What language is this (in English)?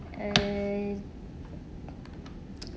English